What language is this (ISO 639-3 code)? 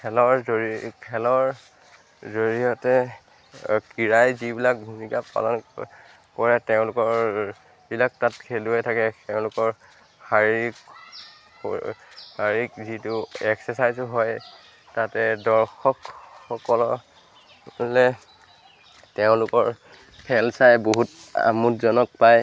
asm